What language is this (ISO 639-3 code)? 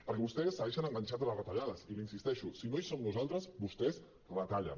cat